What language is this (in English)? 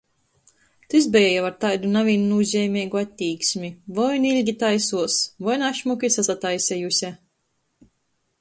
Latgalian